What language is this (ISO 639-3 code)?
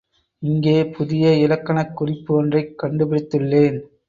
tam